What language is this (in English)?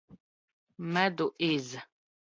Latvian